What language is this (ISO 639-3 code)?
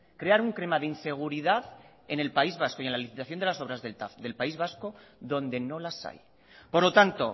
spa